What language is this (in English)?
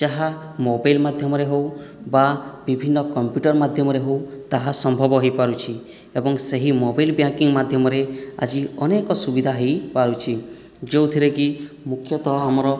Odia